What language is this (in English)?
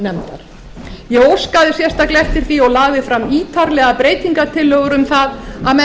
Icelandic